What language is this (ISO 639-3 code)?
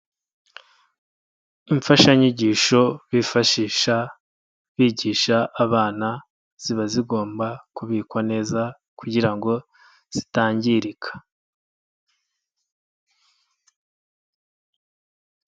kin